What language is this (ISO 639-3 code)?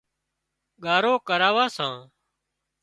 kxp